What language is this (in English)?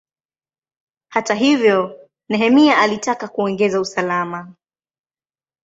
Swahili